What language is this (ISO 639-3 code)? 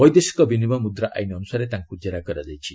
ori